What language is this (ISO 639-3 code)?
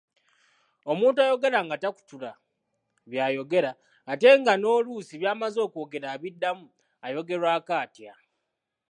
lug